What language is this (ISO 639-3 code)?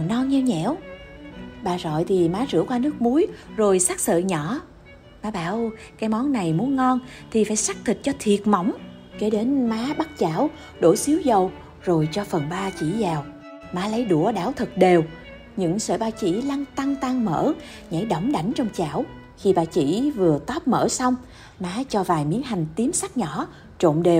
vie